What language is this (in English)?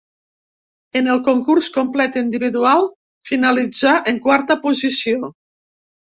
Catalan